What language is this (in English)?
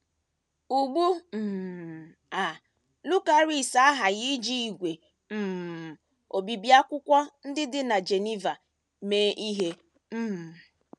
Igbo